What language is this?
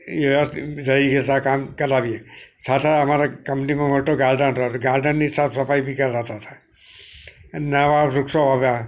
Gujarati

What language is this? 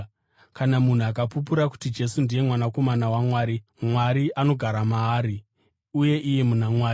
Shona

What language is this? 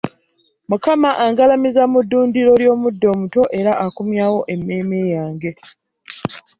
Ganda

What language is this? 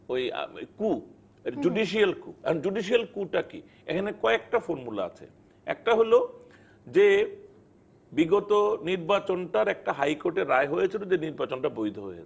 Bangla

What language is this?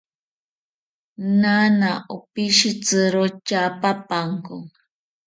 South Ucayali Ashéninka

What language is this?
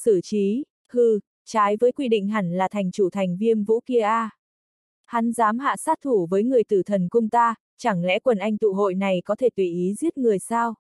Vietnamese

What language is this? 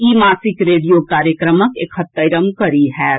Maithili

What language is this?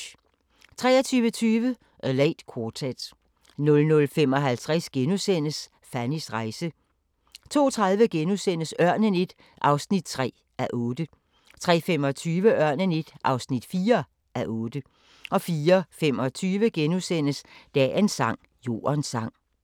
Danish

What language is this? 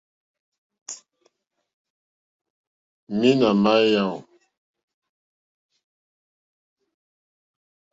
Mokpwe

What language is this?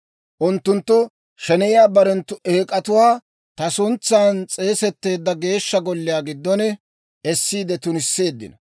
Dawro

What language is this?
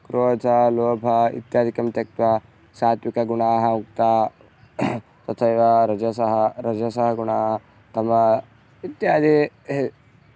Sanskrit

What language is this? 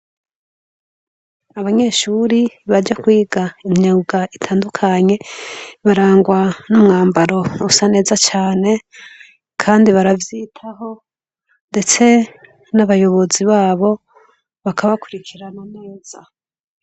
Rundi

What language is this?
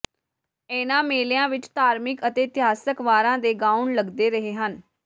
Punjabi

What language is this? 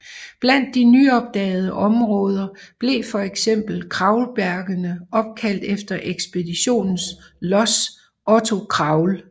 Danish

